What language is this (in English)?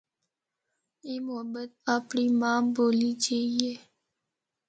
Northern Hindko